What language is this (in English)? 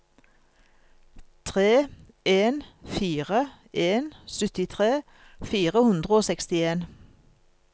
Norwegian